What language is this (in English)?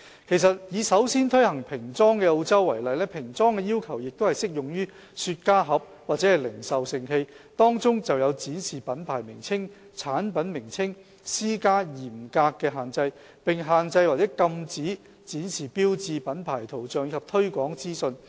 Cantonese